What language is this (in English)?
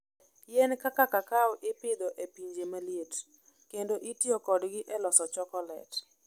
Luo (Kenya and Tanzania)